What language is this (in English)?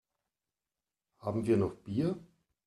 German